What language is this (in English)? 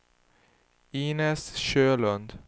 Swedish